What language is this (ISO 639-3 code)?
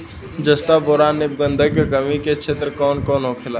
bho